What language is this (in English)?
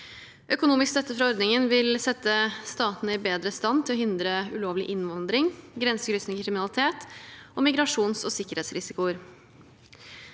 Norwegian